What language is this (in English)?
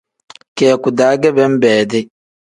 Tem